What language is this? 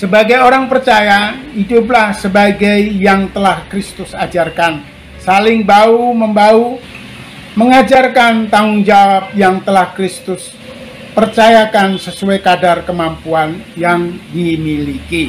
Indonesian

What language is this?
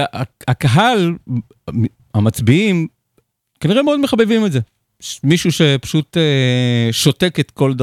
Hebrew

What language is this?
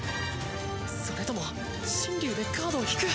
Japanese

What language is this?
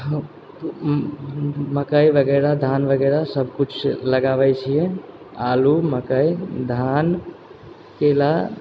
Maithili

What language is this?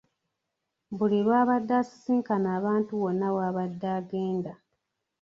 Ganda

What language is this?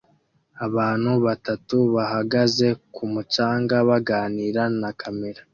Kinyarwanda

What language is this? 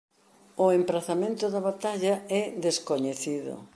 Galician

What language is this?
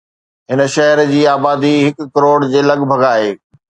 Sindhi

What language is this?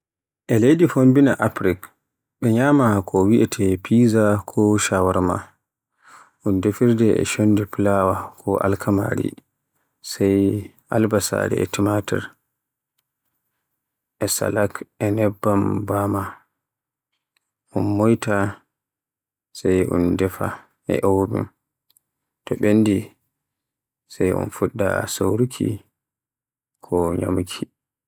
Borgu Fulfulde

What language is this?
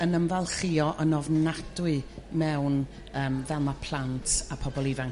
Welsh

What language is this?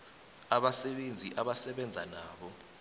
South Ndebele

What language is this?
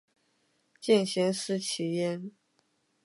Chinese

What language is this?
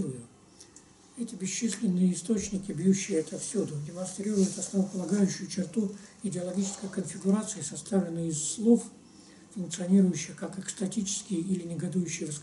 Russian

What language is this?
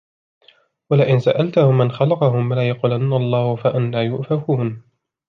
Arabic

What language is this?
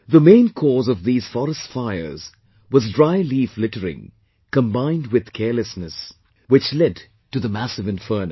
English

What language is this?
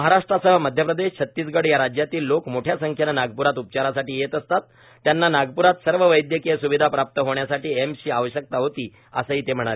Marathi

